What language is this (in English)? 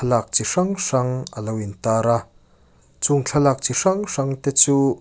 Mizo